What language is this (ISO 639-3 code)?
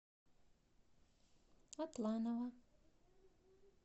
rus